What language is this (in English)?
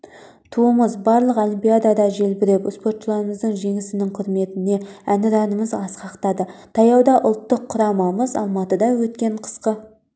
Kazakh